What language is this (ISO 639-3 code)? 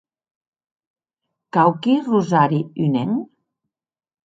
oci